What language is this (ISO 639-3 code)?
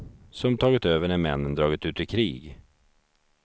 swe